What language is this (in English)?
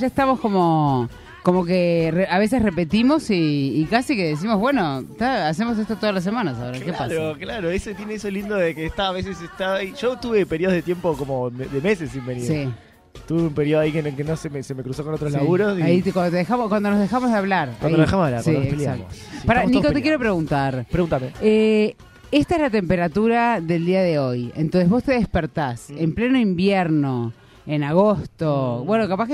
Spanish